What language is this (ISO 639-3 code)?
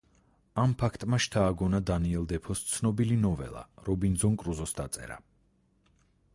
kat